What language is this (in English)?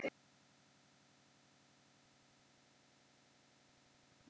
Icelandic